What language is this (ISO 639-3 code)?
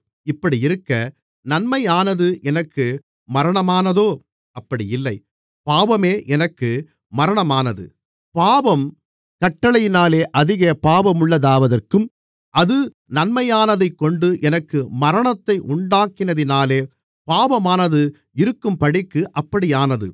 tam